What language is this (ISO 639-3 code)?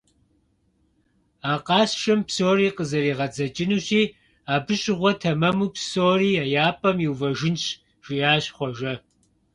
kbd